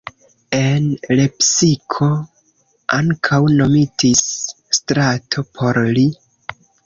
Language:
Esperanto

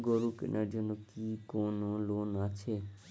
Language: Bangla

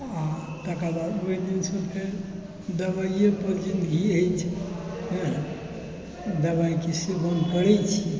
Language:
Maithili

